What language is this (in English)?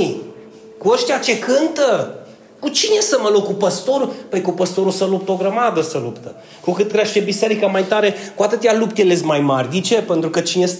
Romanian